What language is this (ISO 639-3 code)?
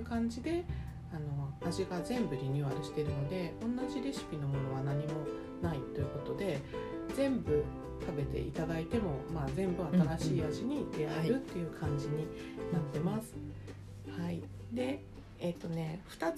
jpn